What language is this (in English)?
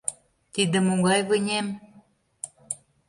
Mari